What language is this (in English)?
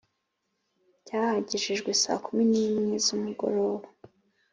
Kinyarwanda